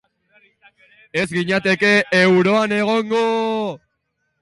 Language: Basque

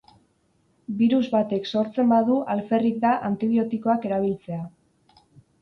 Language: Basque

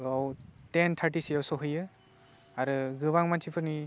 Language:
Bodo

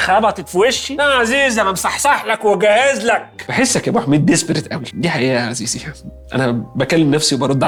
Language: Arabic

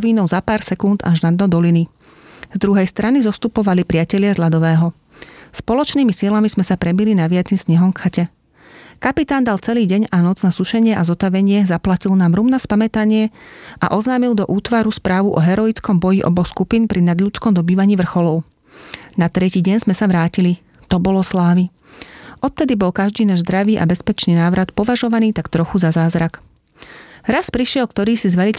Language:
Slovak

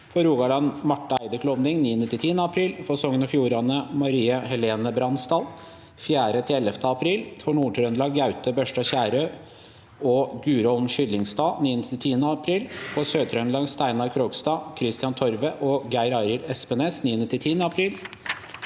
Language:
Norwegian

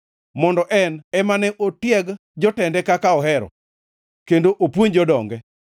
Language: Luo (Kenya and Tanzania)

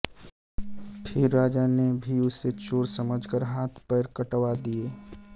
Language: Hindi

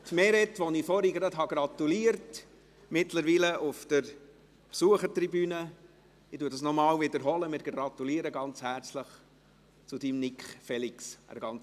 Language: Swiss German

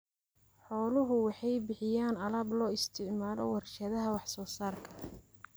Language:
Somali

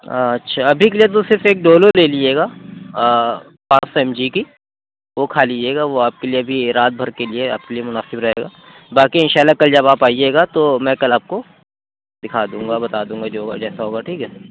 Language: Urdu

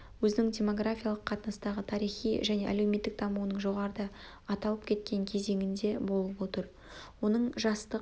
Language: Kazakh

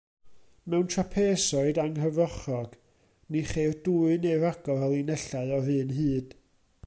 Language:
Welsh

